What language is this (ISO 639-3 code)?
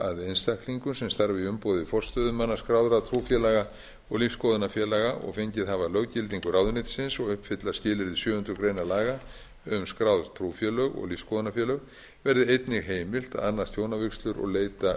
isl